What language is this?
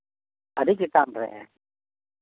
Santali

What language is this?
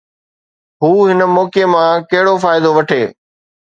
Sindhi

